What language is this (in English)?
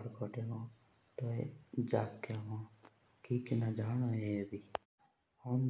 Jaunsari